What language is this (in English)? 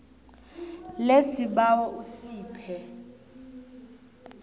South Ndebele